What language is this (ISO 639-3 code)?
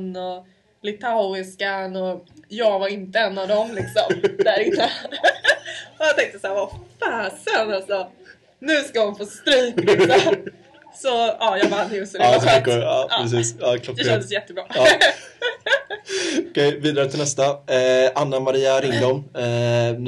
swe